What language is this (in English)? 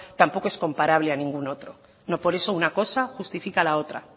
Spanish